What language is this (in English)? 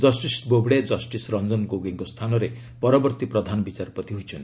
Odia